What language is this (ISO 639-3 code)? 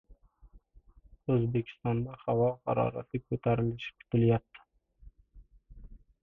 uzb